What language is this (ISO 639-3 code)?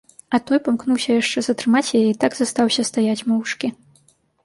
bel